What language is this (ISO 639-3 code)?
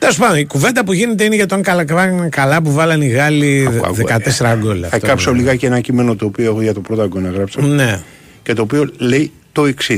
ell